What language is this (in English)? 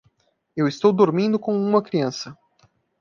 Portuguese